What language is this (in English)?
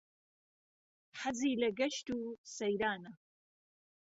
Central Kurdish